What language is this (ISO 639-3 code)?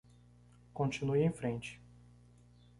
por